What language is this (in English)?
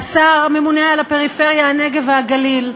Hebrew